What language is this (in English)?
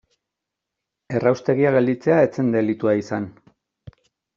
Basque